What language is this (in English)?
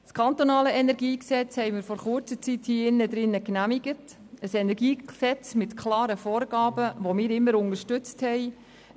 Swiss German